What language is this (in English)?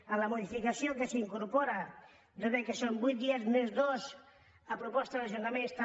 Catalan